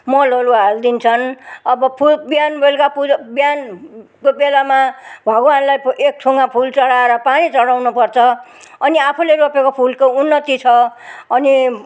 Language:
Nepali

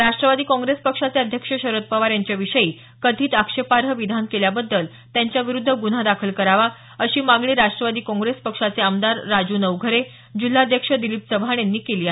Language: Marathi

